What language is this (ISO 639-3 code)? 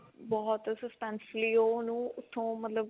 pan